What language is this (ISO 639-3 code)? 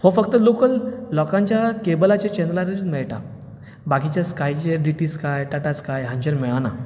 kok